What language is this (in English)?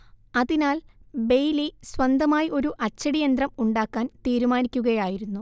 Malayalam